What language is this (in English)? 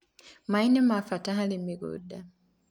Kikuyu